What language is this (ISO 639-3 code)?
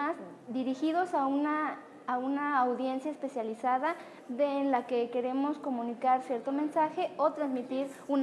spa